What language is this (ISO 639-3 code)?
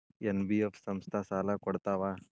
kan